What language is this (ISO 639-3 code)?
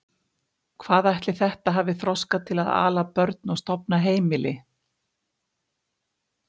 isl